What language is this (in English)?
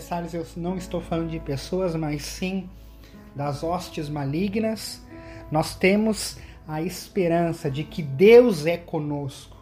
Portuguese